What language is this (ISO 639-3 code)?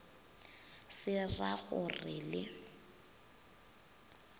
nso